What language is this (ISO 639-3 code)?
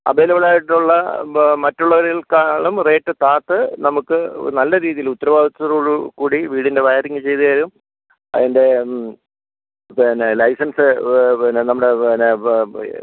mal